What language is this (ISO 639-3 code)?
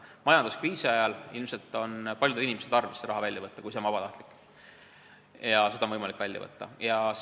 est